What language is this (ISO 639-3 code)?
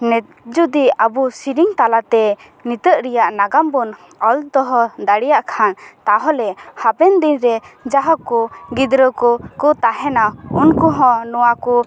sat